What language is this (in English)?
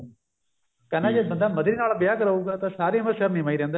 Punjabi